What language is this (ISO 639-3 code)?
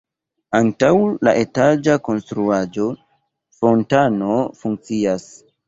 epo